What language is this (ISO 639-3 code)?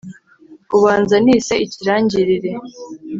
kin